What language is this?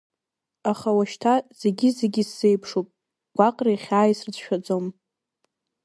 Abkhazian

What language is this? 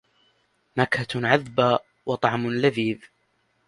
Arabic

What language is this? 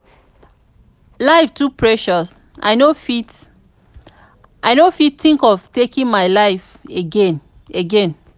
Nigerian Pidgin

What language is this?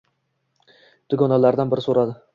Uzbek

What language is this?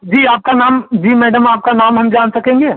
Hindi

